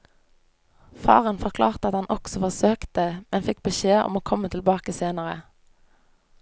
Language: Norwegian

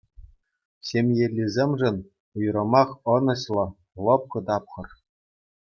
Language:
Chuvash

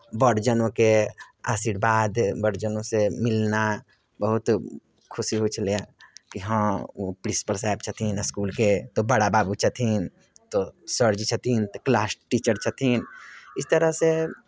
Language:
Maithili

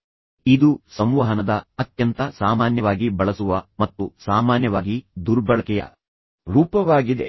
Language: Kannada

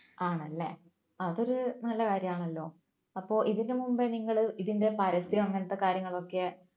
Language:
Malayalam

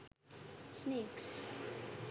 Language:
Sinhala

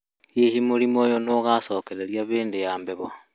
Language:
Kikuyu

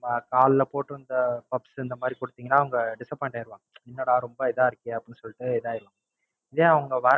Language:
Tamil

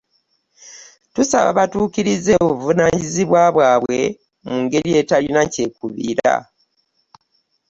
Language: Ganda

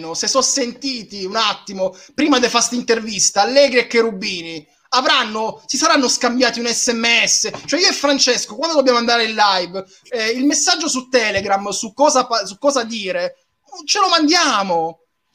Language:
Italian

